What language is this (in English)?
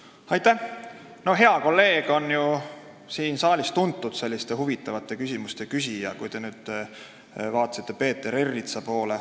Estonian